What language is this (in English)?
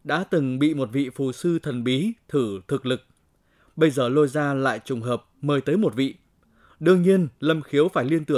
Vietnamese